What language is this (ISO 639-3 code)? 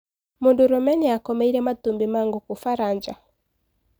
kik